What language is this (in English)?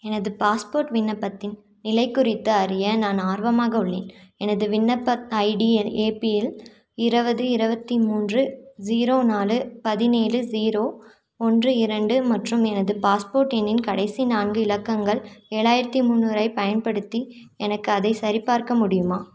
Tamil